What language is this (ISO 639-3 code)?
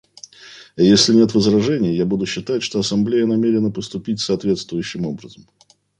rus